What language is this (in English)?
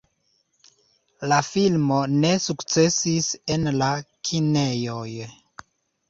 Esperanto